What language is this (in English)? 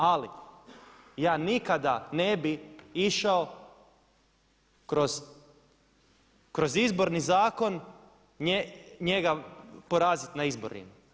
Croatian